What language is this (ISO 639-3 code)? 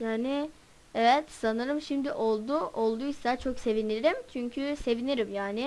tur